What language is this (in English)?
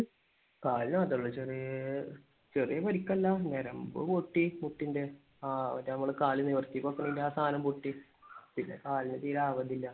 Malayalam